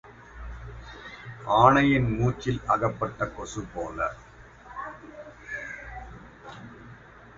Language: Tamil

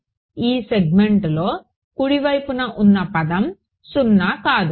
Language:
Telugu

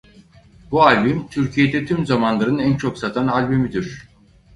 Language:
Turkish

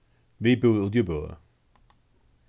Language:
Faroese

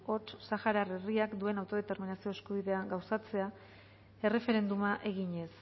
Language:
Basque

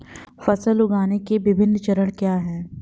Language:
Hindi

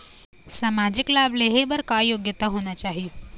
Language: Chhattisgarhi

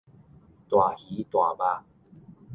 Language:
Min Nan Chinese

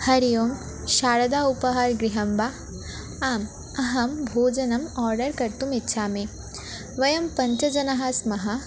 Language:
Sanskrit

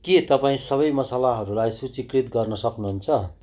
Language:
Nepali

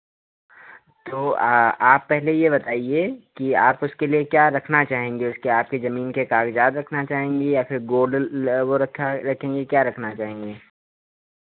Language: Hindi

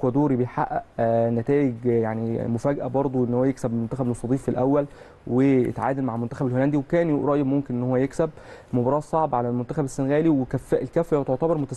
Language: Arabic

